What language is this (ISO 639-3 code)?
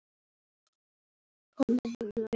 isl